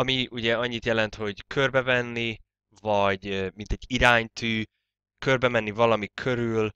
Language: Hungarian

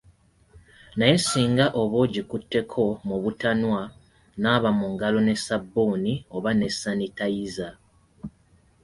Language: Ganda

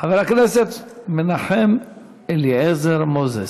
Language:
Hebrew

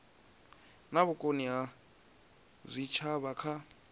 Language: Venda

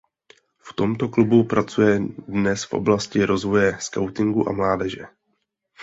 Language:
Czech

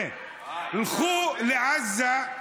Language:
Hebrew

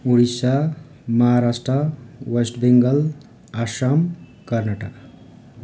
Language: Nepali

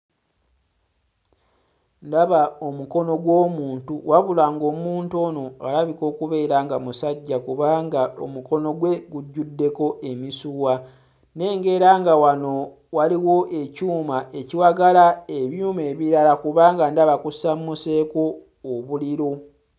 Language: Ganda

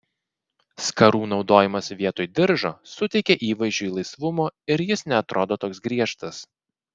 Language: Lithuanian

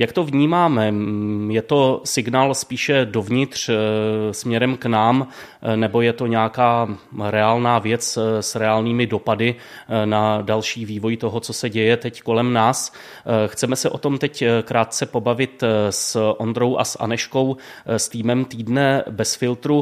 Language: Czech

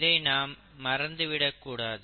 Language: Tamil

